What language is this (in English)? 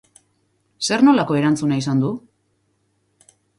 Basque